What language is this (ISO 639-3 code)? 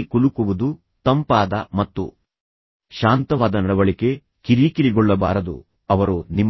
kan